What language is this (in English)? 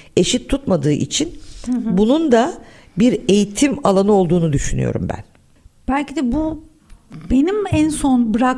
Turkish